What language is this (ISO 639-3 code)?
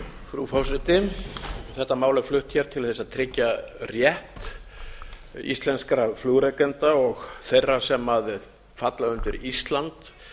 isl